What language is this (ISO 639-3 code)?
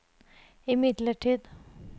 nor